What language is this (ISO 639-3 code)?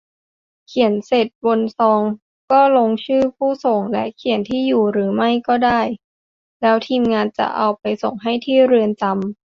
tha